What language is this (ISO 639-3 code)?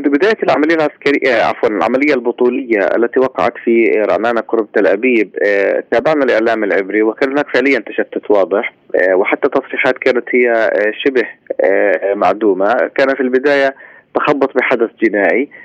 ara